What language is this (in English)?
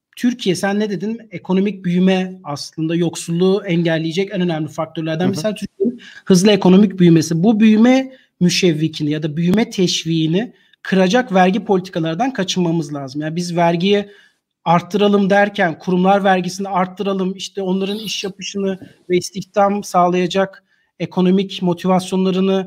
Turkish